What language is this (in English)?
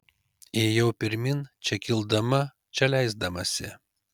Lithuanian